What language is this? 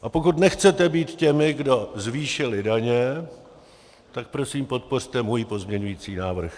Czech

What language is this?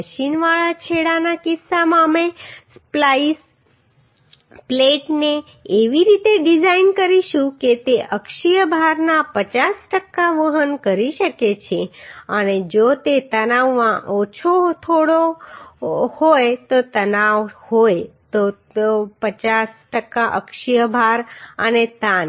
Gujarati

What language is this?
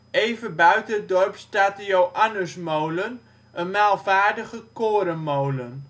Dutch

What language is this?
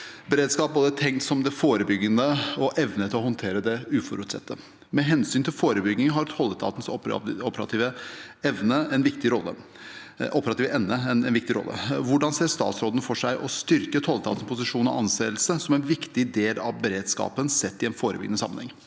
Norwegian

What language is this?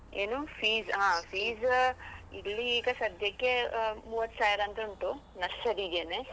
Kannada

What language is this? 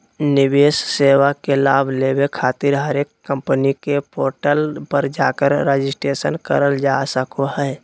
Magahi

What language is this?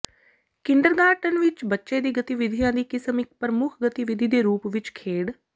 Punjabi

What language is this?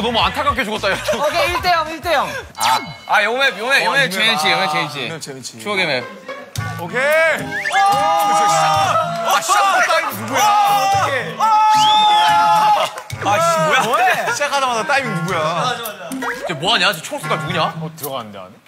Korean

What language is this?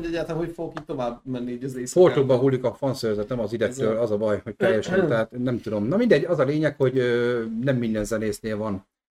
Hungarian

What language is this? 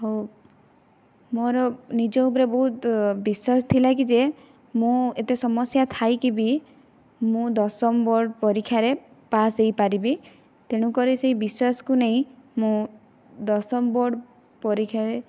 Odia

